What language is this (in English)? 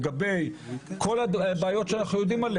Hebrew